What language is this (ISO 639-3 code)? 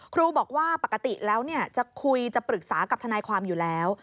tha